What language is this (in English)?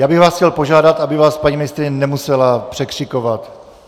Czech